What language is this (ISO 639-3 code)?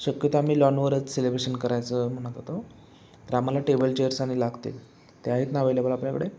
mar